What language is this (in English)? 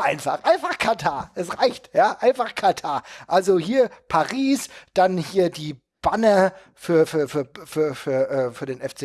German